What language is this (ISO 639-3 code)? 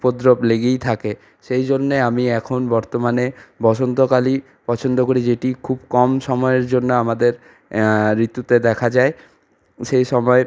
ben